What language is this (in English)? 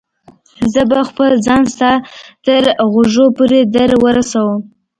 Pashto